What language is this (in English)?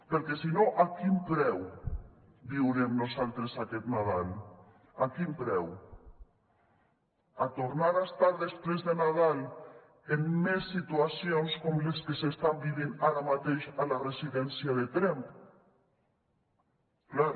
Catalan